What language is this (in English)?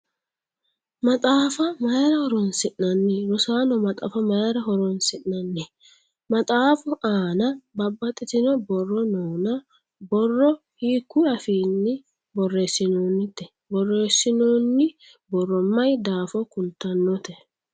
Sidamo